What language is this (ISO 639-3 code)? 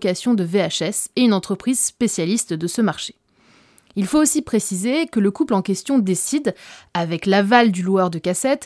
fra